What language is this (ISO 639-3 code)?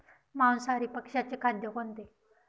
mar